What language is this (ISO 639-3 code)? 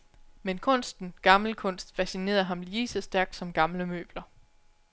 dan